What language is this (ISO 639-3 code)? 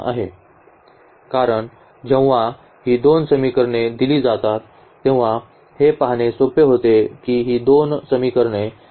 mar